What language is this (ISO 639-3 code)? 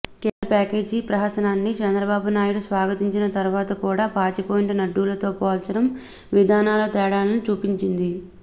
tel